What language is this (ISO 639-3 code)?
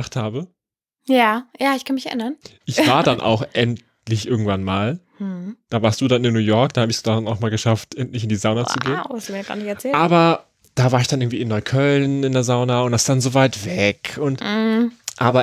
deu